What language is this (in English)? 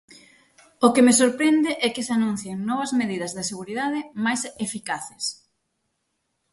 Galician